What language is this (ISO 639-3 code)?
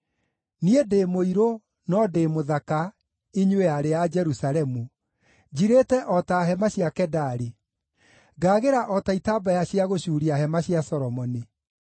kik